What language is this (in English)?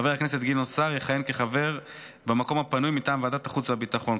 Hebrew